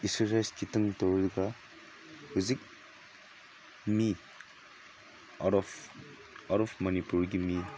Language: Manipuri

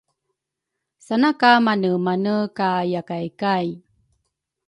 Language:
Rukai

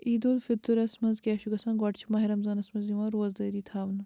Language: Kashmiri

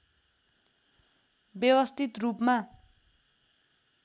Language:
Nepali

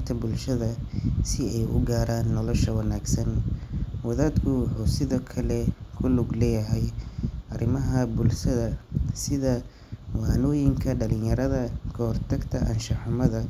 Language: Somali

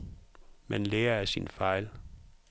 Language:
Danish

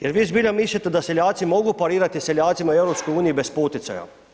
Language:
Croatian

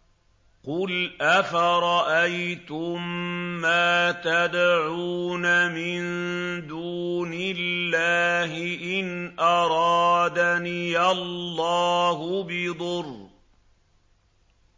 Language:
Arabic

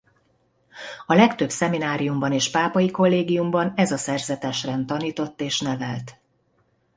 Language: Hungarian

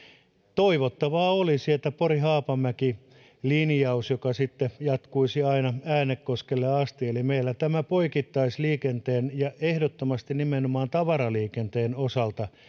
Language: Finnish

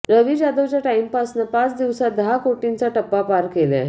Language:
Marathi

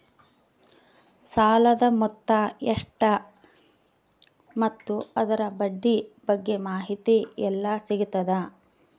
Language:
Kannada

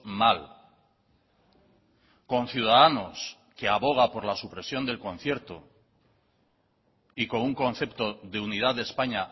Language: Spanish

